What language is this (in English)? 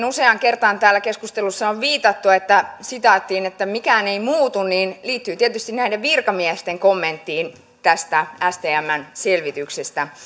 Finnish